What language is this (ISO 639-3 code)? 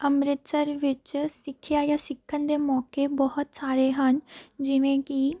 pan